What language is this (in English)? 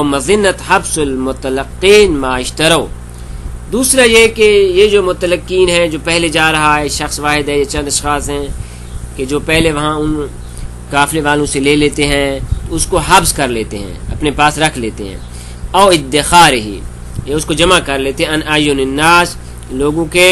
Arabic